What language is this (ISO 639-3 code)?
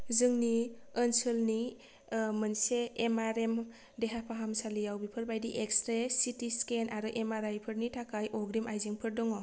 brx